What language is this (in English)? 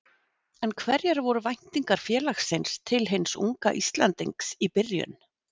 Icelandic